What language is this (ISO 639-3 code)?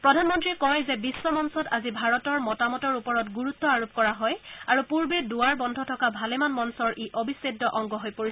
asm